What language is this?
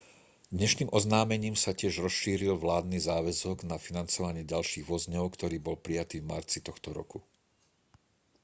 Slovak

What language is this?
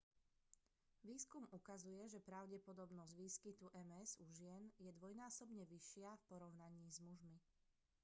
Slovak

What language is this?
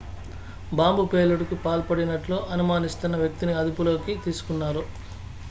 Telugu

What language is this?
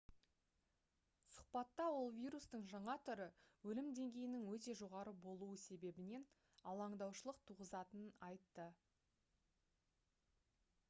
Kazakh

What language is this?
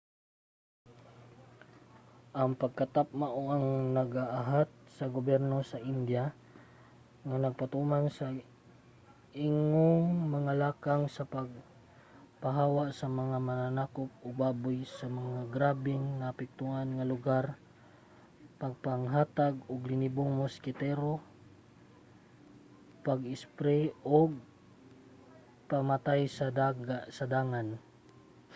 Cebuano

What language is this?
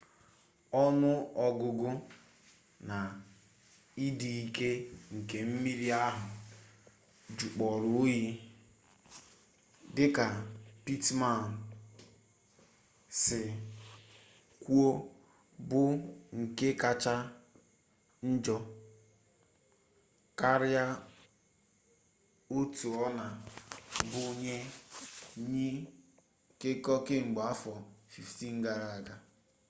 Igbo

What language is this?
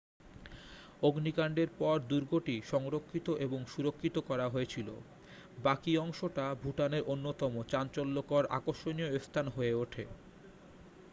Bangla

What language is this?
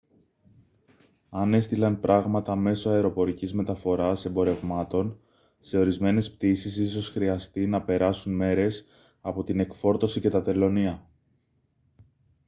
Greek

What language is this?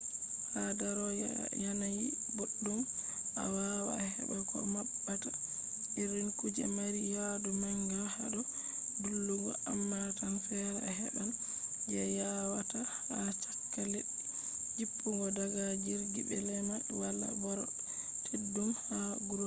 Fula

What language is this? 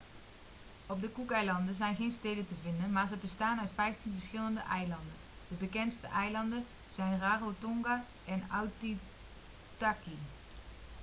Dutch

